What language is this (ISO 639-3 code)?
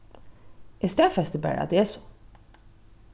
fao